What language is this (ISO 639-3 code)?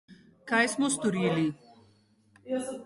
slv